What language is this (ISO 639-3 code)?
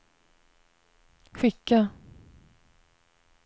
swe